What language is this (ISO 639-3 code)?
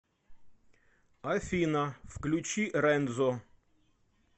rus